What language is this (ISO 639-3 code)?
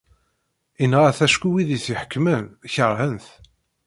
kab